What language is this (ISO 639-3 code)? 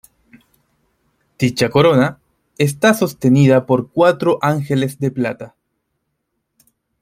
spa